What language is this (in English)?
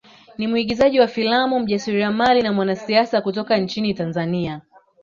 Swahili